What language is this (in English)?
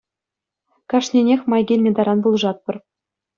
Chuvash